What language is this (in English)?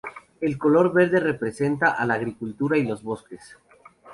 Spanish